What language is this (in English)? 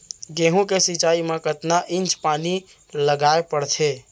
Chhattisgarhi